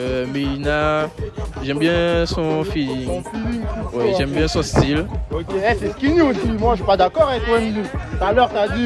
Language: French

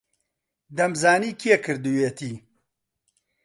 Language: Central Kurdish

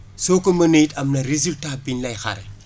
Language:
Wolof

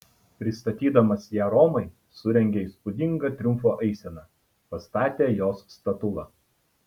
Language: Lithuanian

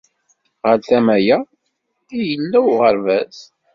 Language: Kabyle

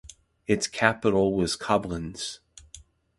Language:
English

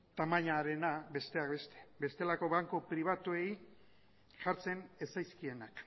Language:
Basque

